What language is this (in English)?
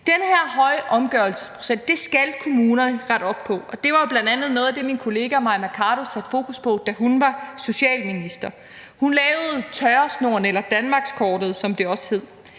Danish